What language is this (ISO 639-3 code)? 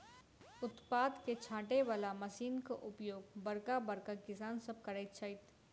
mai